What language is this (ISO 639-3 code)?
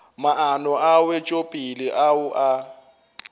nso